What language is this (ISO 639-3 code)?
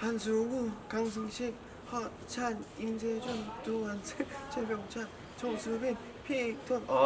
kor